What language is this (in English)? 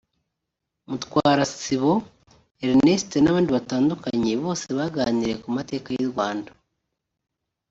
Kinyarwanda